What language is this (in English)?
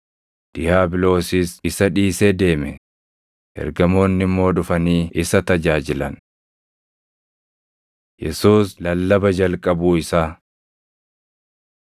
Oromo